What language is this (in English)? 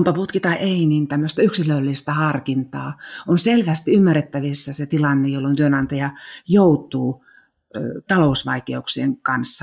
Finnish